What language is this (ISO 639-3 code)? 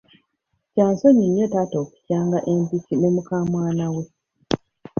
lug